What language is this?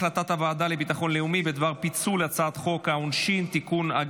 Hebrew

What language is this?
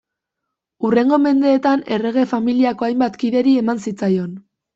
Basque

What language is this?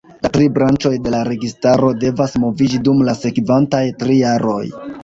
Esperanto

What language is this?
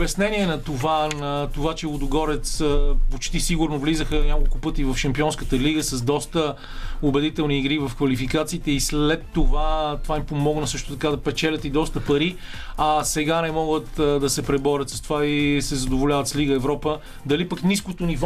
Bulgarian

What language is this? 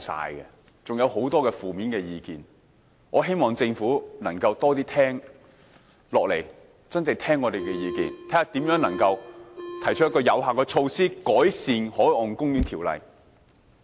Cantonese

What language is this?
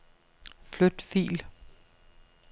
Danish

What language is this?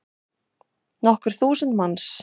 Icelandic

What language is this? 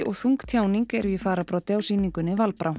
Icelandic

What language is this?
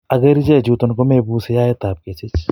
Kalenjin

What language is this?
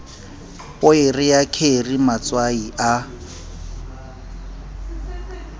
Southern Sotho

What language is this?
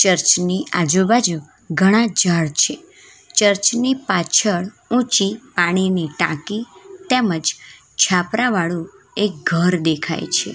Gujarati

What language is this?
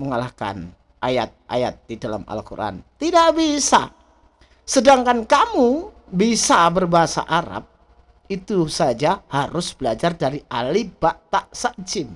Indonesian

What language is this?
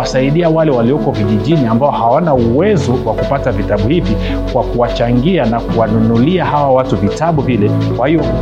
Swahili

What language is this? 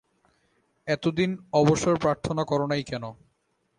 Bangla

